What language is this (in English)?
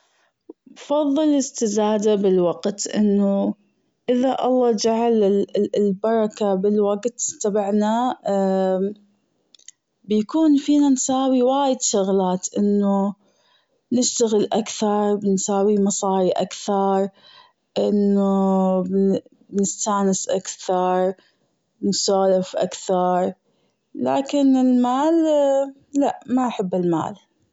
Gulf Arabic